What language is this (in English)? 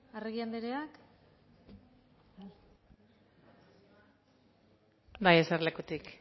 Basque